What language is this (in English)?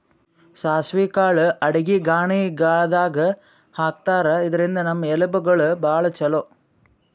Kannada